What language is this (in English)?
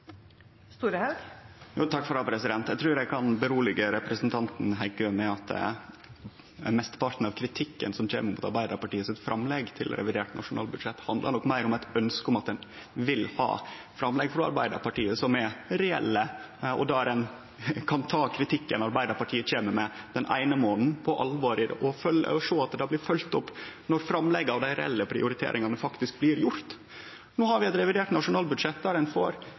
Norwegian Nynorsk